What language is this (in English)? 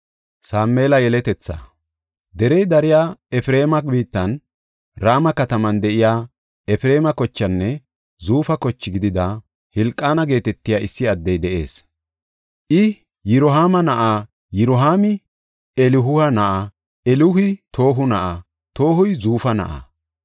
Gofa